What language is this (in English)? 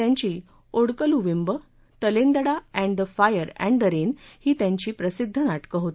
Marathi